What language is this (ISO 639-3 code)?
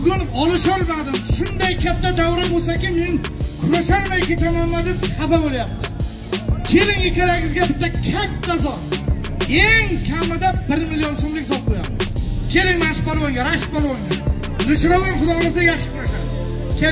tur